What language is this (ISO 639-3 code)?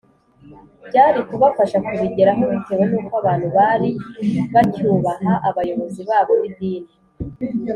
kin